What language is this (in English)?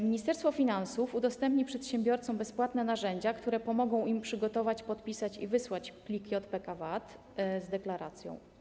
Polish